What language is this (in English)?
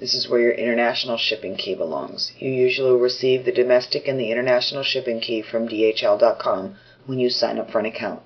English